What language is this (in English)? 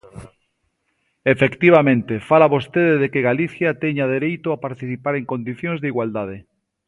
Galician